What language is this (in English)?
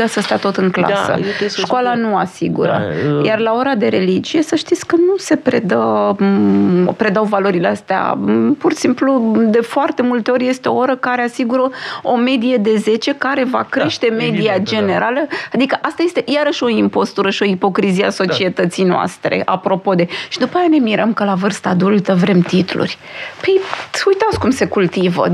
Romanian